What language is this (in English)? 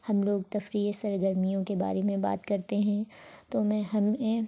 Urdu